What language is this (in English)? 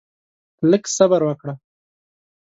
Pashto